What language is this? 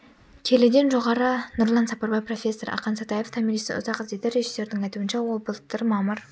Kazakh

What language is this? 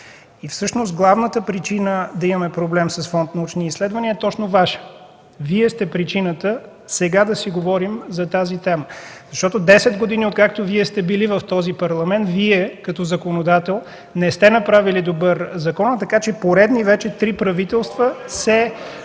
Bulgarian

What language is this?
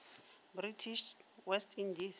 Northern Sotho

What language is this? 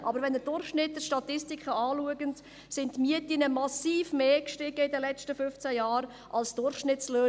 Swiss German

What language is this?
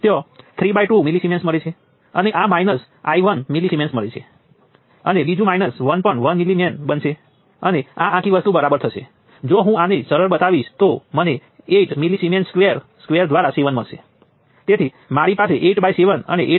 Gujarati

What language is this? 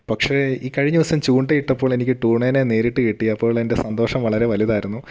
Malayalam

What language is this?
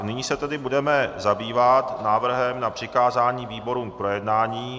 Czech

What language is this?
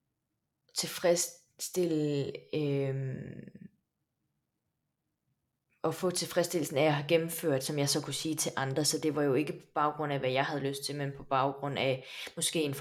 Danish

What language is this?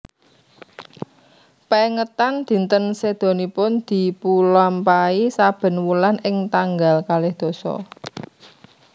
Javanese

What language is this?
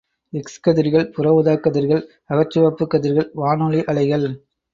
Tamil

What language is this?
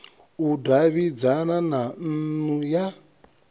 Venda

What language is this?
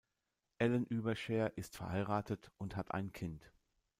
German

